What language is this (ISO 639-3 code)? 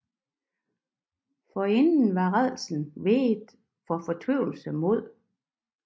dan